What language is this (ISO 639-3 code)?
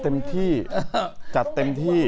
tha